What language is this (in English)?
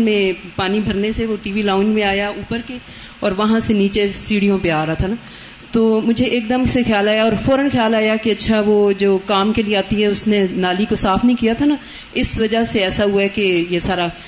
Urdu